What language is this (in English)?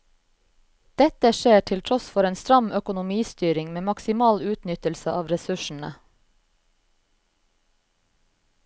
Norwegian